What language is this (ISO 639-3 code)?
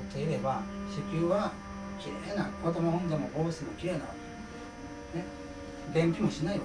jpn